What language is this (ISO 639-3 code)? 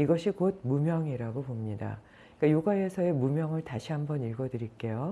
kor